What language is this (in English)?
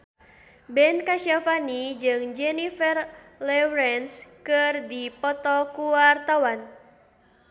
Sundanese